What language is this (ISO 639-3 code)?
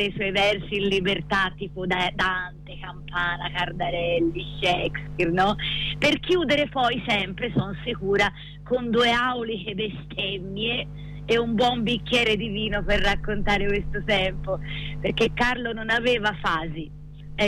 ita